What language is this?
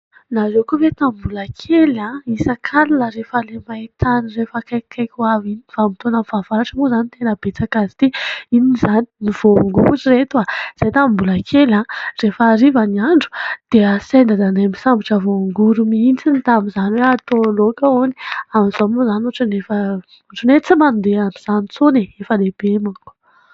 Malagasy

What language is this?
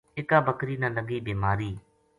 Gujari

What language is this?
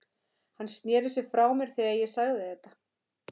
Icelandic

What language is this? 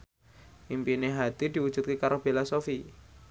Javanese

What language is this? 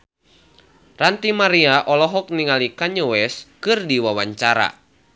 Sundanese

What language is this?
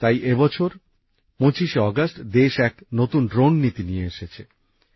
Bangla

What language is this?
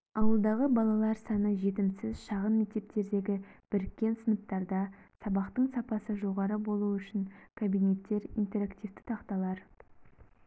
Kazakh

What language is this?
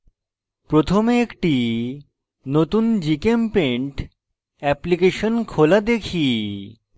Bangla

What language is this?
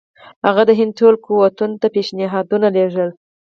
Pashto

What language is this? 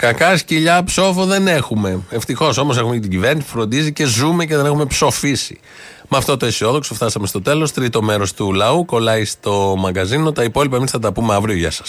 Greek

